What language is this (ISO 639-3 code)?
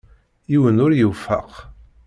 kab